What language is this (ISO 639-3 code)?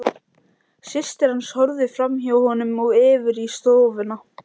isl